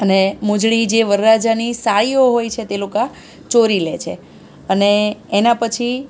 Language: Gujarati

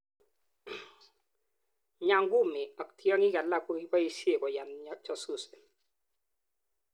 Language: Kalenjin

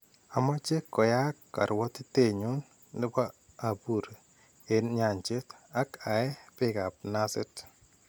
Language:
Kalenjin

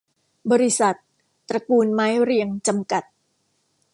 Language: Thai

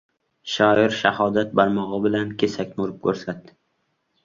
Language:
Uzbek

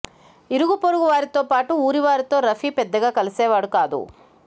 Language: Telugu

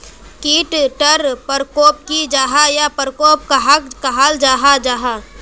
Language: Magahi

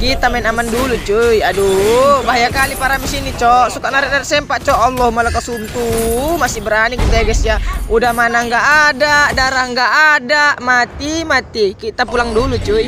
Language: Indonesian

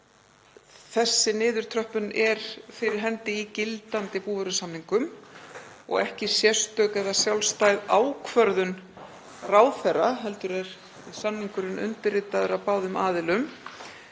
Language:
Icelandic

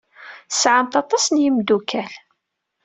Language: Kabyle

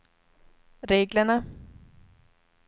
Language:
Swedish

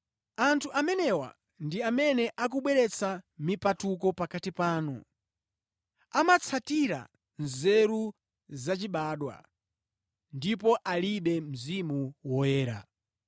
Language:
Nyanja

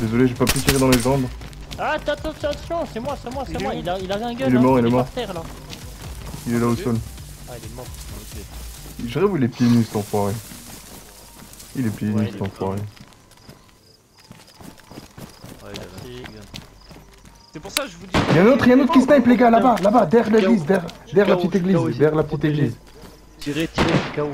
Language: French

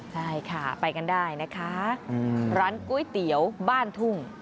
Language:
Thai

